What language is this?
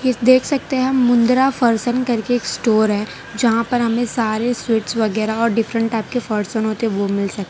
Hindi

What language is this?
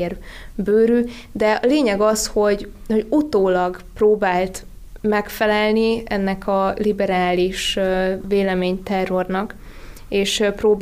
Hungarian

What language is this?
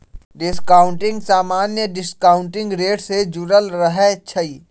Magahi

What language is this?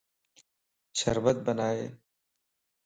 Lasi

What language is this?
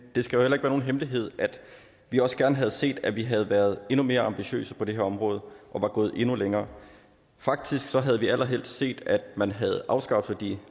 Danish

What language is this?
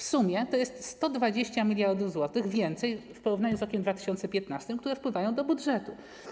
Polish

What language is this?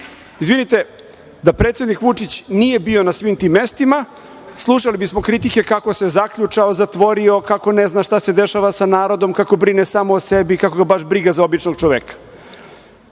Serbian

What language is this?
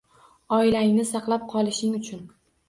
Uzbek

